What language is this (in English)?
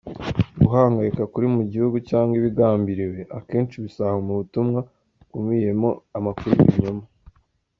Kinyarwanda